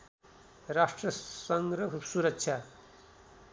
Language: Nepali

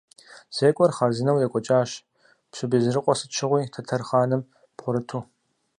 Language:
Kabardian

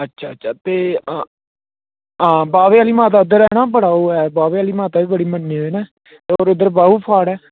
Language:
Dogri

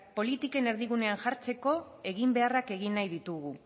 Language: Basque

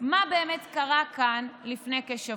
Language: Hebrew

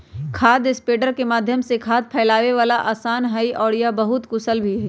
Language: Magahi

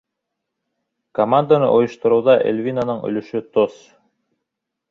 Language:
Bashkir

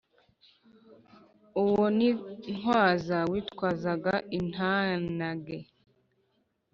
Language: Kinyarwanda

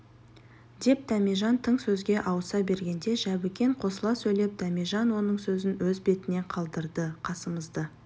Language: Kazakh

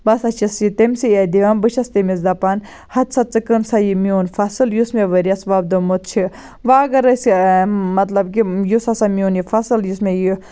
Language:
Kashmiri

